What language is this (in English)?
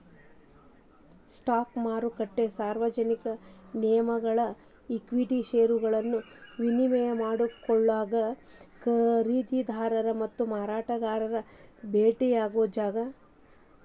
Kannada